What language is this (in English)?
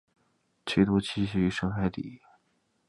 Chinese